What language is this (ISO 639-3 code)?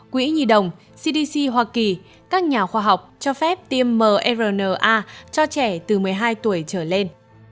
vie